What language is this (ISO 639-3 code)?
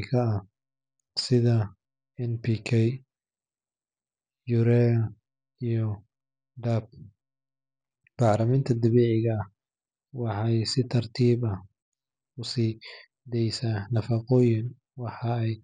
som